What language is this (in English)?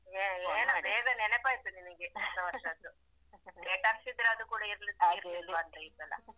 Kannada